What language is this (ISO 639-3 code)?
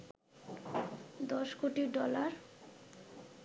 ben